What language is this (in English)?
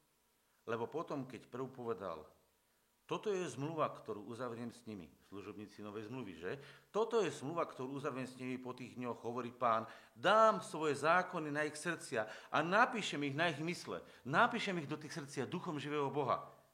Slovak